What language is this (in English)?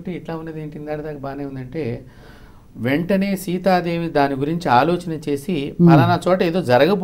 Telugu